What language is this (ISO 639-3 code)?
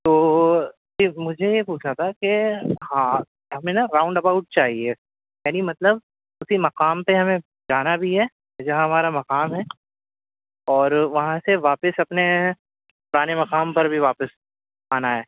urd